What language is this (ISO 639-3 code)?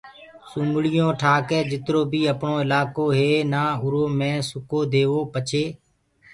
ggg